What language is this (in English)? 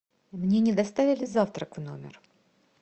Russian